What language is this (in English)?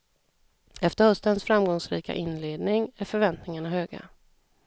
Swedish